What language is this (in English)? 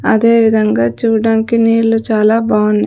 Telugu